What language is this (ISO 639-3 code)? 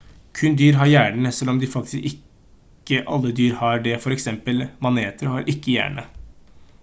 nob